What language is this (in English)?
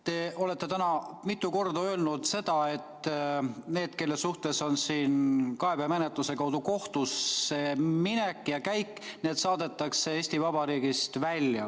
Estonian